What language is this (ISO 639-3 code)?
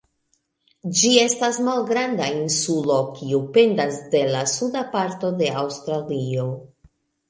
epo